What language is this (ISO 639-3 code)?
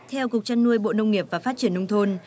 vie